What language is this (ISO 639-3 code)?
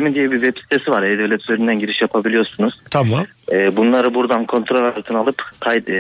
tur